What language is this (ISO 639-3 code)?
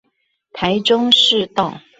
zho